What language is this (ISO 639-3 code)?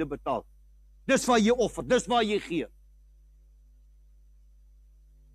nld